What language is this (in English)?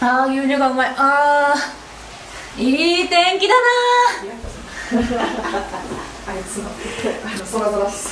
Japanese